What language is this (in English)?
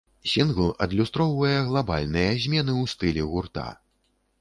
Belarusian